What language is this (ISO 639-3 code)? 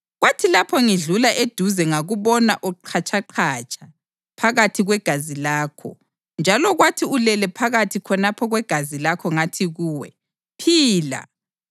nde